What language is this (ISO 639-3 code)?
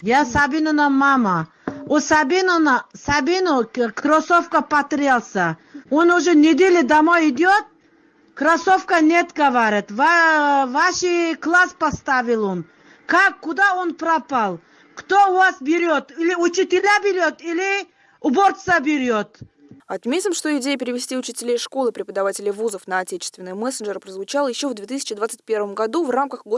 rus